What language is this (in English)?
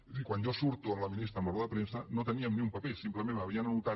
Catalan